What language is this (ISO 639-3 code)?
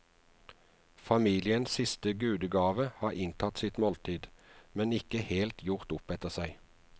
nor